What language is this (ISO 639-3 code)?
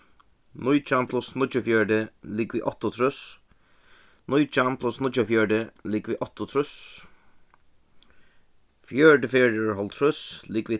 fao